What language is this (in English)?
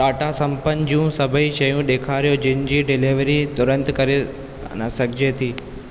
Sindhi